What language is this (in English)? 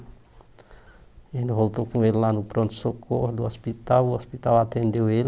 Portuguese